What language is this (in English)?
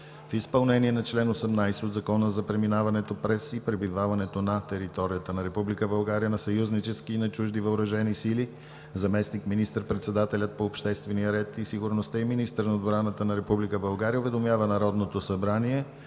Bulgarian